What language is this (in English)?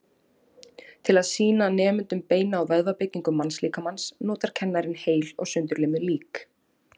Icelandic